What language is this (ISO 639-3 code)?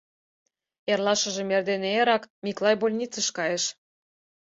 chm